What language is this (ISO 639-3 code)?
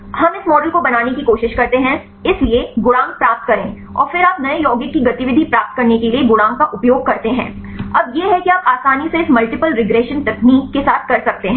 hin